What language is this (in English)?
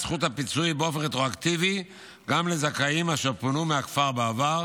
Hebrew